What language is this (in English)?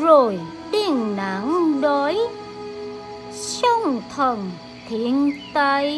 Vietnamese